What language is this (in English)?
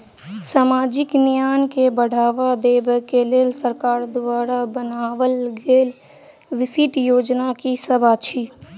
Maithili